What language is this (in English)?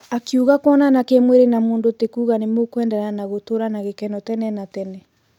Kikuyu